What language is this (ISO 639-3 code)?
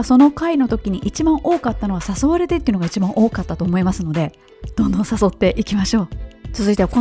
jpn